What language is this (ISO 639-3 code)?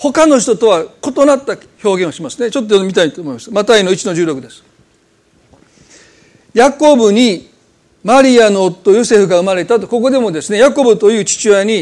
jpn